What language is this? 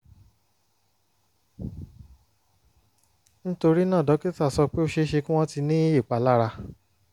Yoruba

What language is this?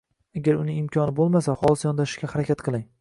Uzbek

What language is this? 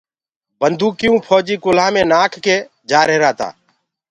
Gurgula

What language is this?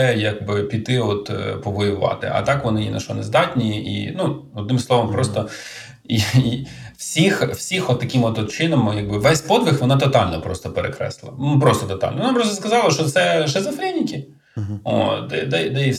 Ukrainian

